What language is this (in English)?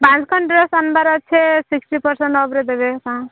Odia